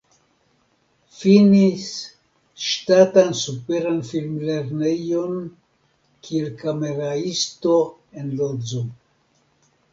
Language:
Esperanto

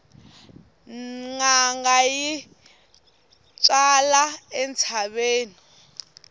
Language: Tsonga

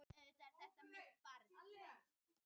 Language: Icelandic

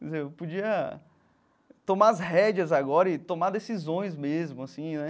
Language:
Portuguese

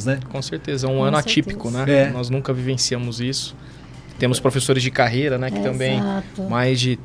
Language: Portuguese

